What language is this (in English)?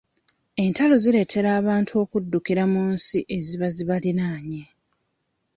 Ganda